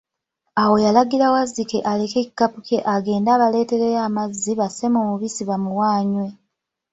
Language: Ganda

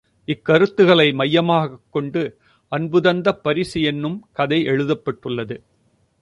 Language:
Tamil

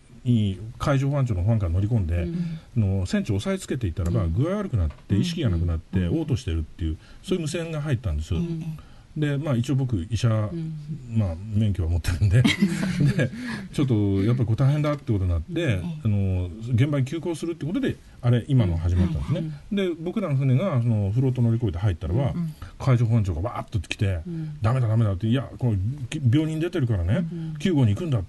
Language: Japanese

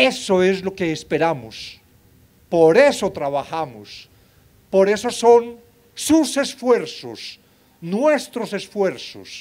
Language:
Spanish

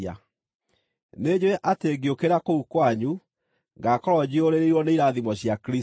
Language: Kikuyu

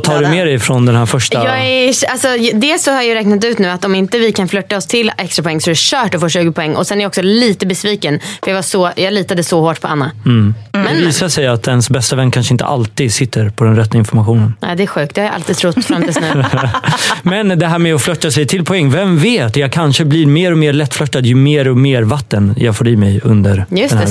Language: Swedish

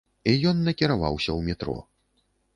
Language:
Belarusian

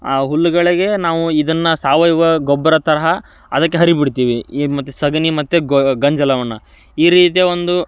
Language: Kannada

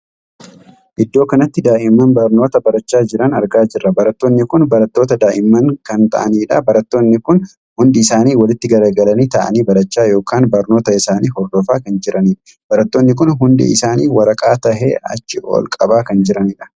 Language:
Oromo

